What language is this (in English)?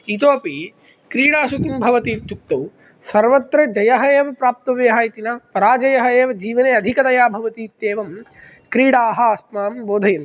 Sanskrit